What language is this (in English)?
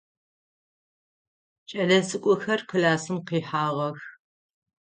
Adyghe